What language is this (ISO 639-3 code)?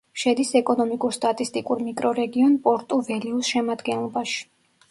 kat